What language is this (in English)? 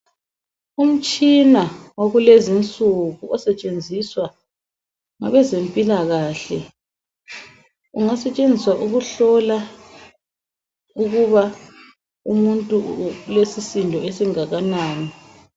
North Ndebele